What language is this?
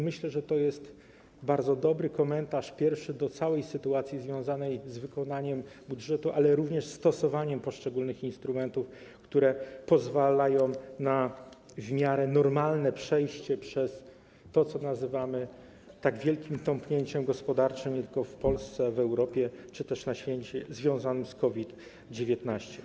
Polish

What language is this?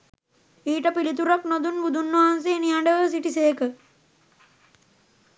Sinhala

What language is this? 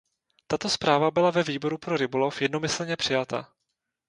Czech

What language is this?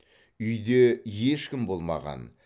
Kazakh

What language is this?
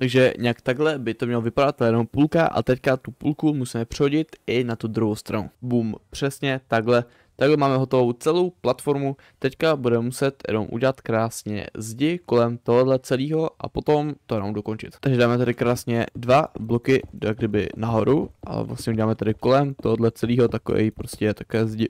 Czech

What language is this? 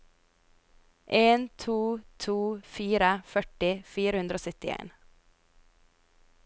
Norwegian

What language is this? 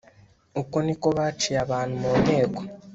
Kinyarwanda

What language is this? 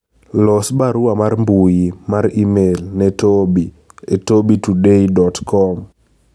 Luo (Kenya and Tanzania)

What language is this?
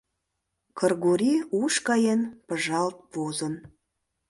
Mari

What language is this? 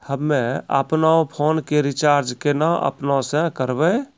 Maithili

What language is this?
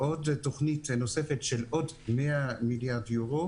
Hebrew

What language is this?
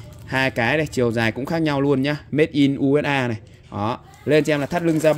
Vietnamese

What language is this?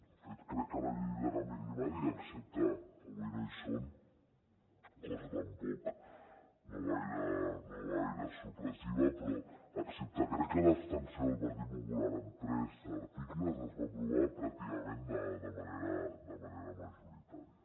Catalan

